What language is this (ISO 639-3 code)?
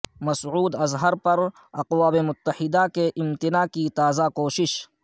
urd